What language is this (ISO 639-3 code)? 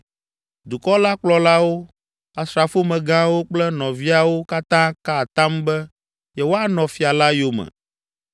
ewe